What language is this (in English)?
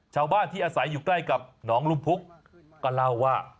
Thai